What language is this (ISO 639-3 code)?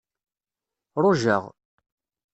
kab